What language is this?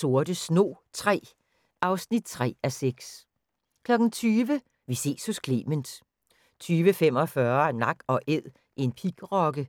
Danish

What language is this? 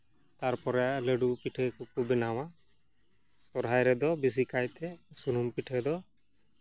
Santali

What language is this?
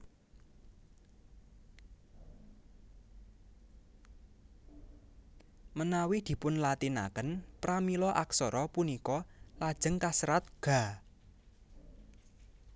Javanese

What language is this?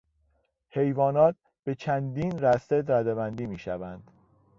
Persian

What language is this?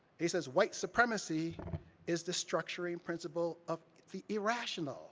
English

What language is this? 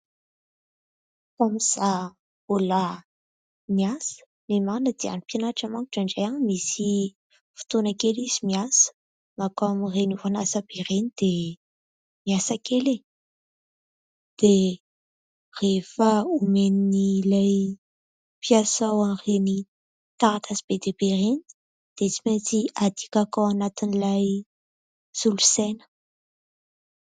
Malagasy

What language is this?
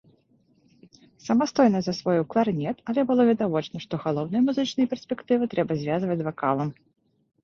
Belarusian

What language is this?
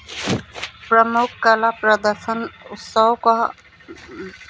Hindi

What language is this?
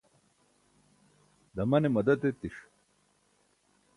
Burushaski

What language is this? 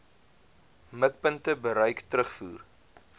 Afrikaans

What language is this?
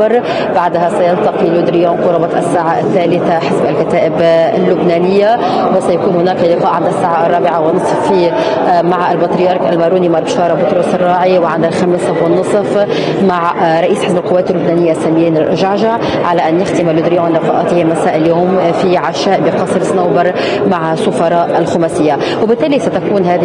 Arabic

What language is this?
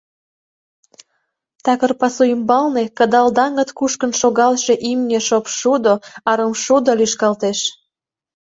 Mari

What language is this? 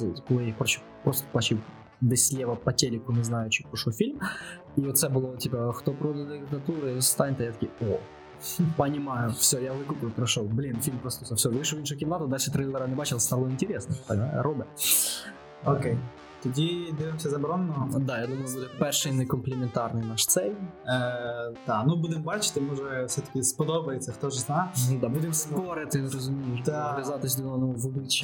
Ukrainian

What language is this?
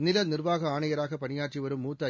Tamil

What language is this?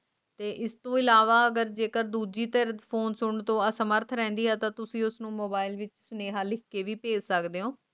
Punjabi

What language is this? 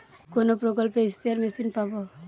Bangla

